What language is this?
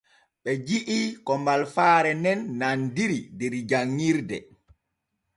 Borgu Fulfulde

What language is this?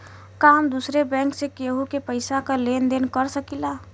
Bhojpuri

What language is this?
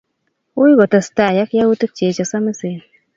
Kalenjin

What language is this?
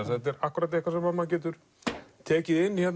Icelandic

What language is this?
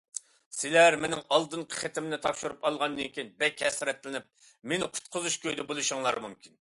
Uyghur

